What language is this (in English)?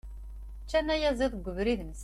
Kabyle